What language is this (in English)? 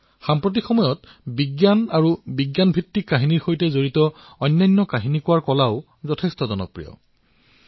Assamese